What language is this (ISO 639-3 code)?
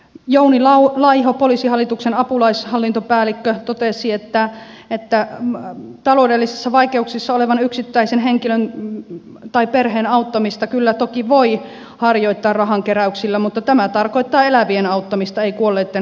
fin